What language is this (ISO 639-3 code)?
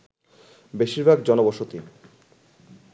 ben